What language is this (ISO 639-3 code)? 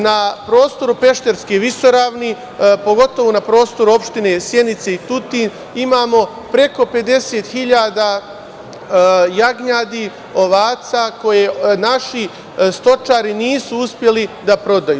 srp